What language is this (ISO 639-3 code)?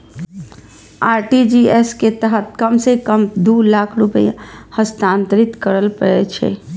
mai